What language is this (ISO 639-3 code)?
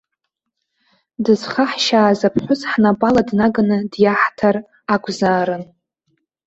abk